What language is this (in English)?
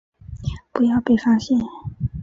Chinese